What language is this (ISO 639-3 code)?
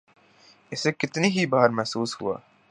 urd